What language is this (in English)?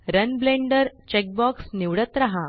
Marathi